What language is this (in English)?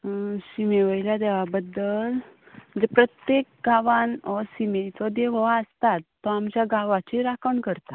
Konkani